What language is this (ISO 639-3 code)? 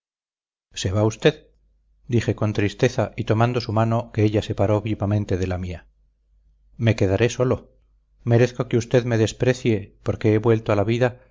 spa